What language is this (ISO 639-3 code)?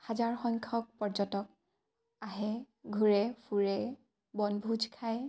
asm